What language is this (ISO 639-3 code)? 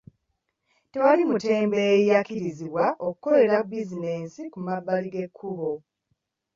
lug